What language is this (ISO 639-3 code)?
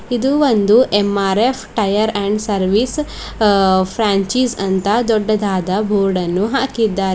kan